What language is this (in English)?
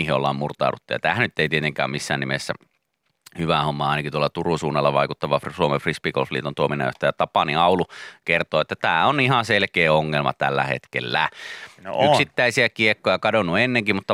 Finnish